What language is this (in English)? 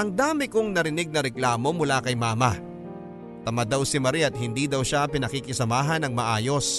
Filipino